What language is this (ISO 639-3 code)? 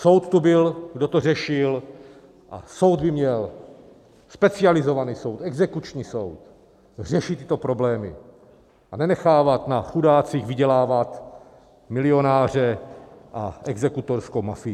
ces